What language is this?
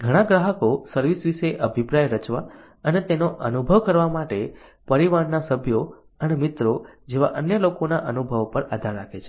Gujarati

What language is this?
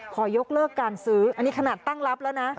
Thai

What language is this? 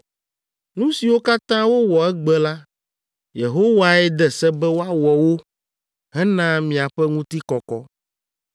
Ewe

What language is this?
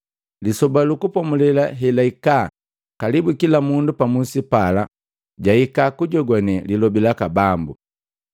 Matengo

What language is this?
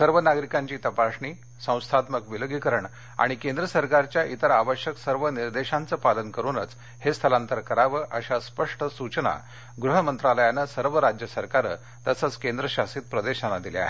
Marathi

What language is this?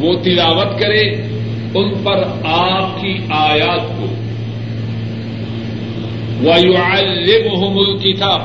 Urdu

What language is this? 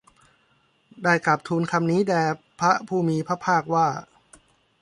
Thai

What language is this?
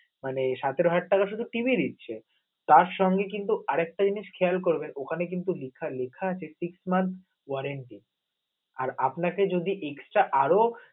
Bangla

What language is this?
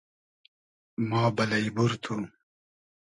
Hazaragi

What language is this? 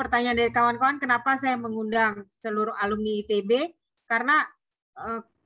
Indonesian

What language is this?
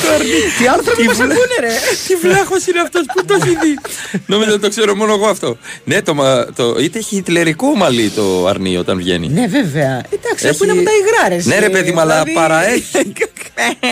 Greek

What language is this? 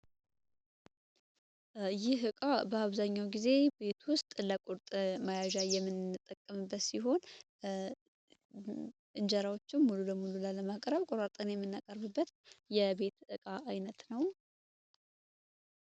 Amharic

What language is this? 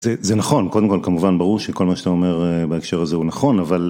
Hebrew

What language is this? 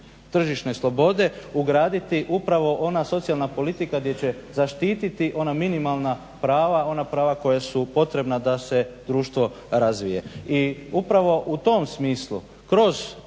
Croatian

